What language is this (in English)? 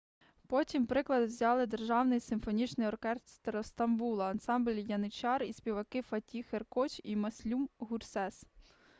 Ukrainian